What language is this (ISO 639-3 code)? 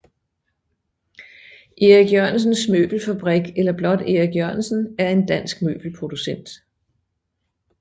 dan